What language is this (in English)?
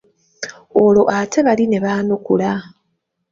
Ganda